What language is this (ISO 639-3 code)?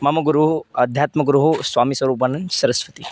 san